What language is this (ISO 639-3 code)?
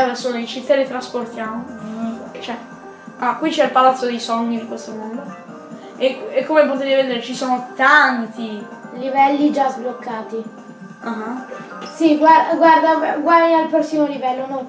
ita